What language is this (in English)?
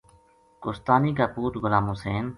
Gujari